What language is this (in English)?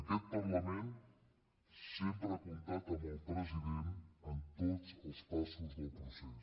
Catalan